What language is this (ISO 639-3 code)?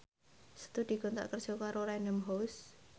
jav